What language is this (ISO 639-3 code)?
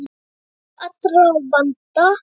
isl